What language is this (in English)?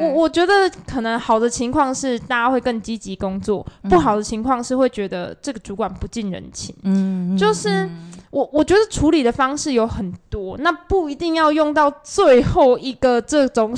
Chinese